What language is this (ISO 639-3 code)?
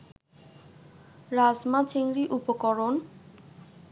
ben